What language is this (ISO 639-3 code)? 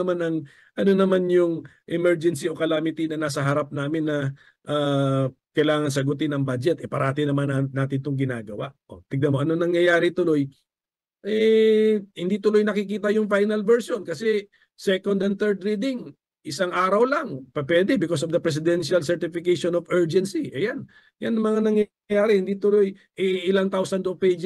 fil